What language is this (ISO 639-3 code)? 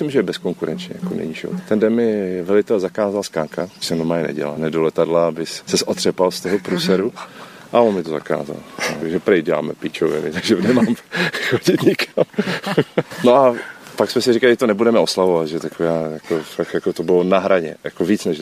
ces